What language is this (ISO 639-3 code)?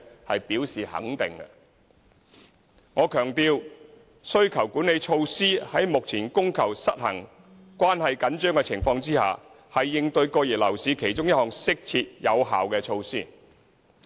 yue